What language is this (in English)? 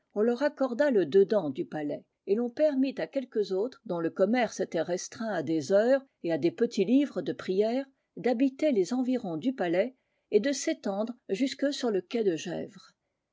French